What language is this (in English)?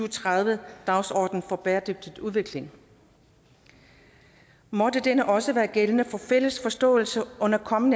Danish